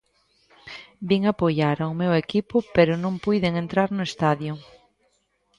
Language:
Galician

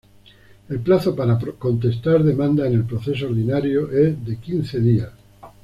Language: Spanish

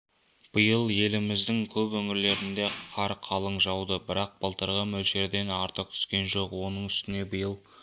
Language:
Kazakh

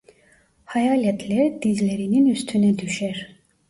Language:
Turkish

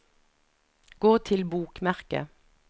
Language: Norwegian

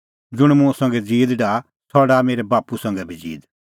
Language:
Kullu Pahari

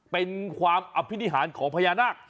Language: Thai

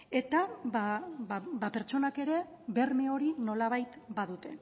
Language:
Basque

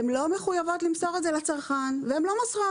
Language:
Hebrew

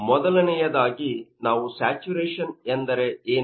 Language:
Kannada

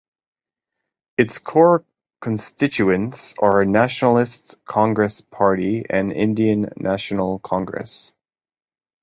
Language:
English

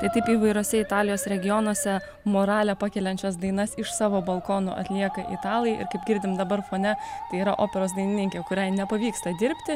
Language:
Lithuanian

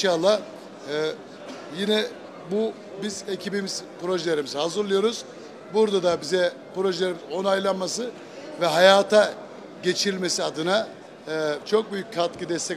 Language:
Turkish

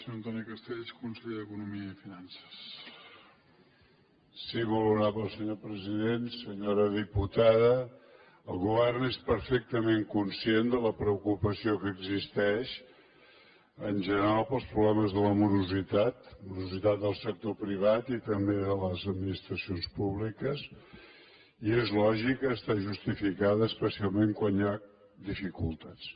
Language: Catalan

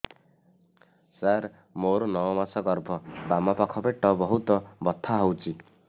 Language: Odia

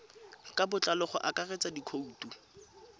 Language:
Tswana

